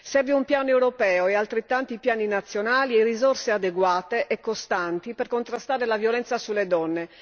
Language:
Italian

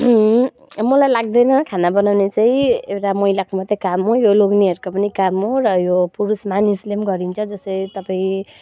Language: Nepali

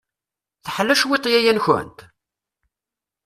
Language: Kabyle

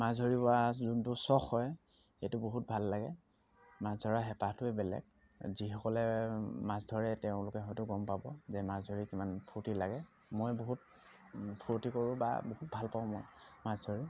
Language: Assamese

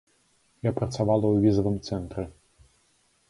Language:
Belarusian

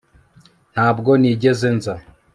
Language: Kinyarwanda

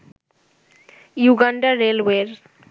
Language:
Bangla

